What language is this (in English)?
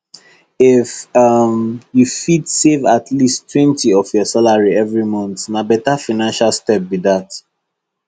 Nigerian Pidgin